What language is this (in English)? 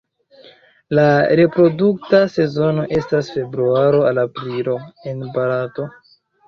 Esperanto